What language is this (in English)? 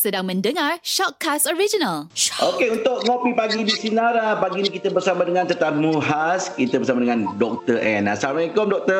Malay